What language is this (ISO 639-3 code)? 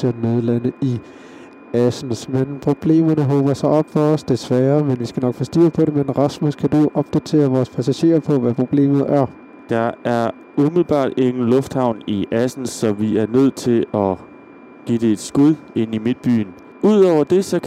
dan